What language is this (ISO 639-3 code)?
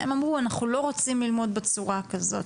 heb